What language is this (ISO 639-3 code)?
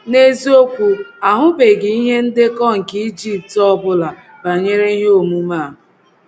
ibo